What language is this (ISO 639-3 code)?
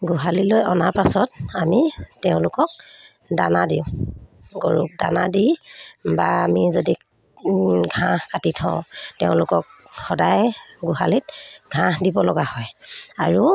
asm